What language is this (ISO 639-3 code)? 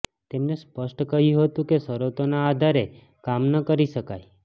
guj